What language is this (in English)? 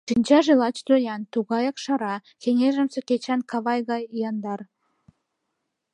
Mari